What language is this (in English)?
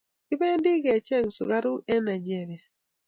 Kalenjin